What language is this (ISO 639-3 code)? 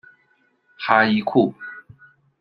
zho